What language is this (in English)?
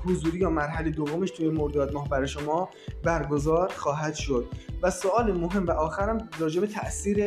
Persian